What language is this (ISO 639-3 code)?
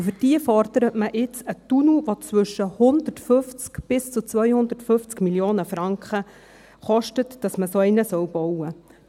gsw